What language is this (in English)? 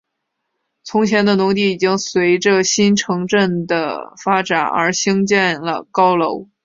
Chinese